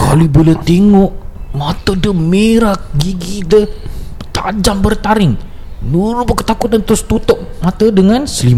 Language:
Malay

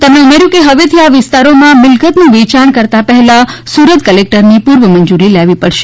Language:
Gujarati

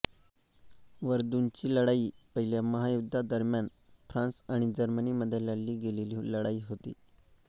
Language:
Marathi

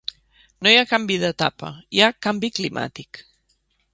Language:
Catalan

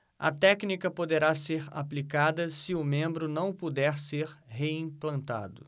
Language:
Portuguese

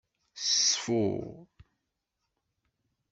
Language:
Kabyle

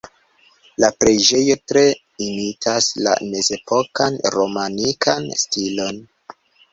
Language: Esperanto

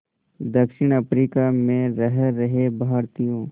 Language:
Hindi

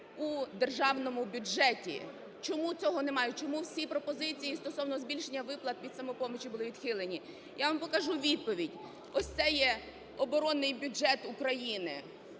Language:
Ukrainian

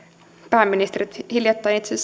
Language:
Finnish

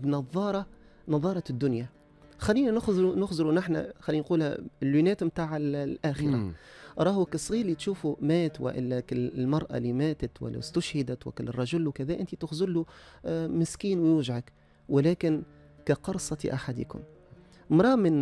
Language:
Arabic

